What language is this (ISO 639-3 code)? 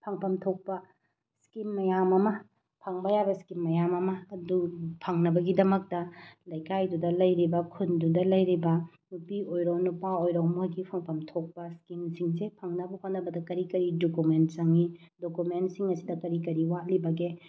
mni